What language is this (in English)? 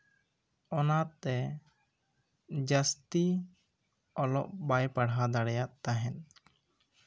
Santali